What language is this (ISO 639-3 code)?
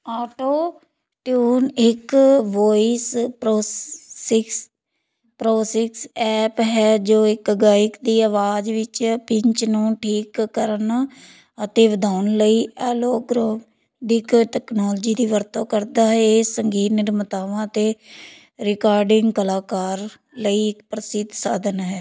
pan